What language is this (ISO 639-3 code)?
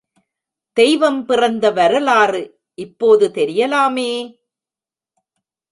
tam